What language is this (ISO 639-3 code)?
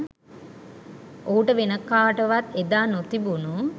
sin